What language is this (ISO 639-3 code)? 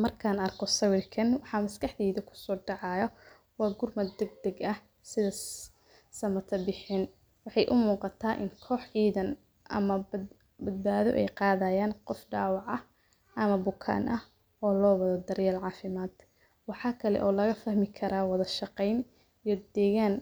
som